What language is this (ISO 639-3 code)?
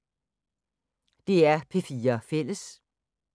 dan